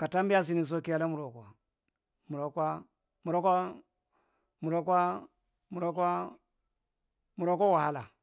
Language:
Marghi Central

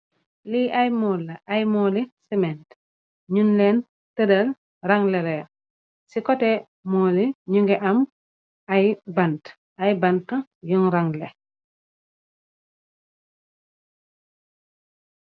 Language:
Wolof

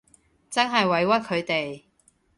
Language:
Cantonese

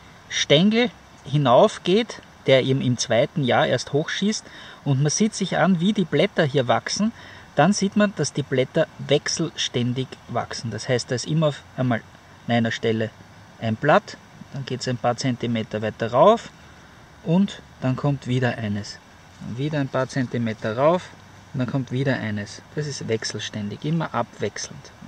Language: German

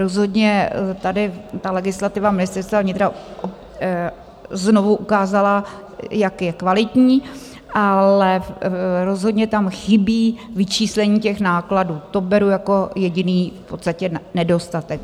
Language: Czech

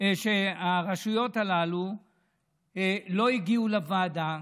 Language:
Hebrew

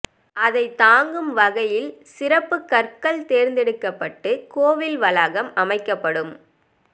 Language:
Tamil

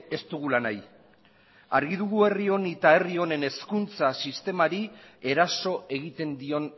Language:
Basque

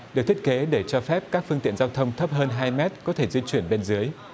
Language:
Vietnamese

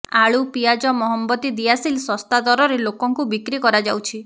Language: Odia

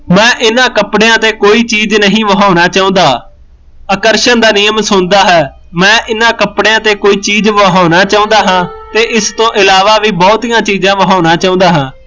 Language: Punjabi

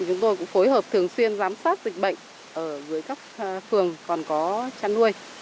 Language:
Vietnamese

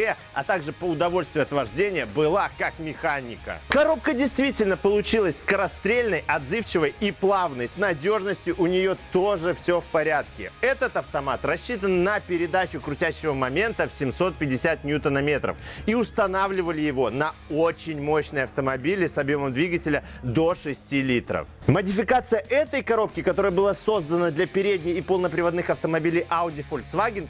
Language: Russian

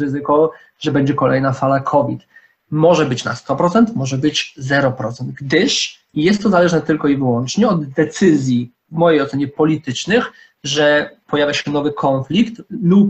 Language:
Polish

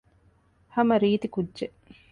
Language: Divehi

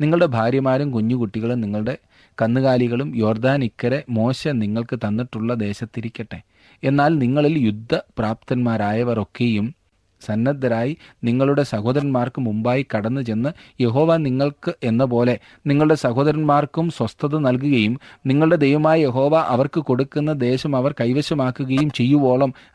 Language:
Malayalam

